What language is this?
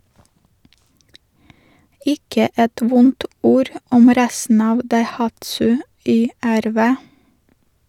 Norwegian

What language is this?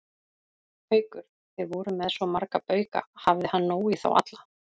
Icelandic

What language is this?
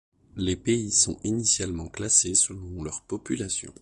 French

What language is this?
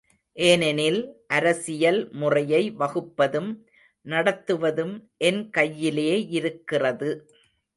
Tamil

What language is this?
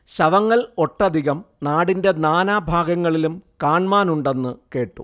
Malayalam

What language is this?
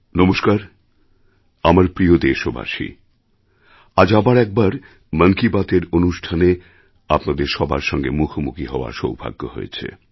Bangla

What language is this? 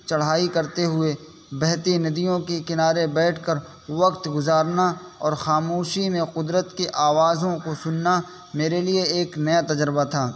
Urdu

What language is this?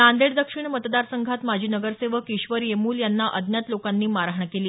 Marathi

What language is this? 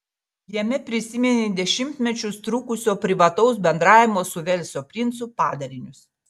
Lithuanian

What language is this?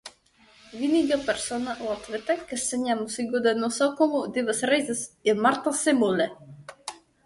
Latvian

